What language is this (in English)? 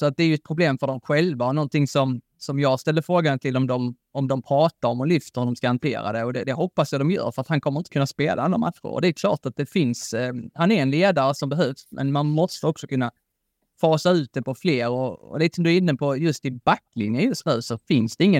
Swedish